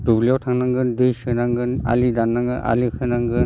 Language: Bodo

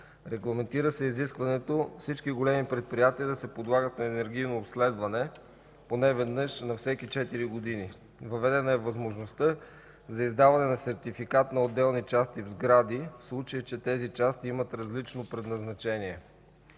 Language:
Bulgarian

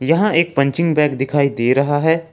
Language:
Hindi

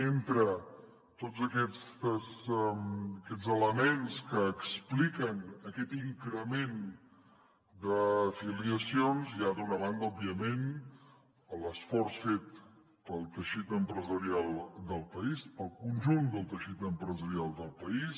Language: Catalan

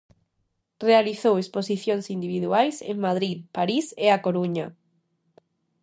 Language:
Galician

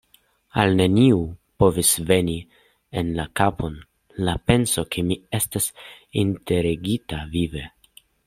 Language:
Esperanto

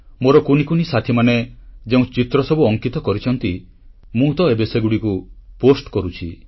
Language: Odia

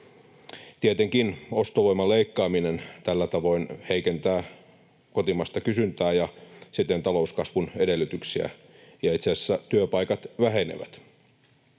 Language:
Finnish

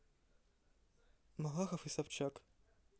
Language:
Russian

